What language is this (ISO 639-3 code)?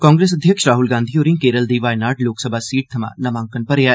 doi